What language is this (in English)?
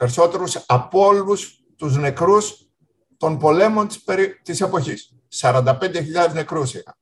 Greek